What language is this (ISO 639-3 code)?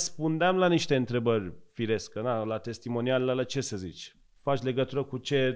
ron